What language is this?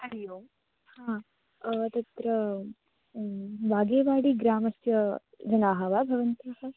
Sanskrit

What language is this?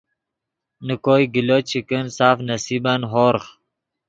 Yidgha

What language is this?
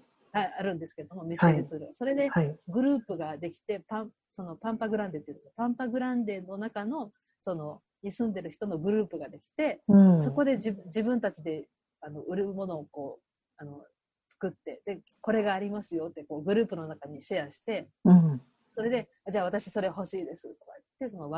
Japanese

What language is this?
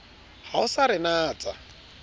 Southern Sotho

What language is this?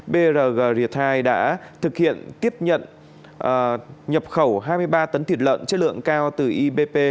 Vietnamese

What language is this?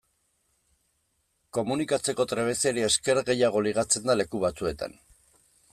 Basque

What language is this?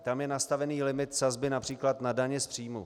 Czech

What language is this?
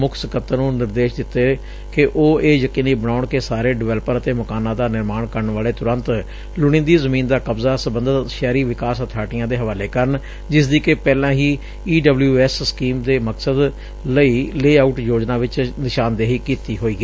Punjabi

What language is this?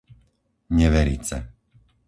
Slovak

